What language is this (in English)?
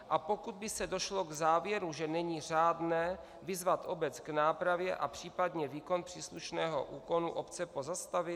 Czech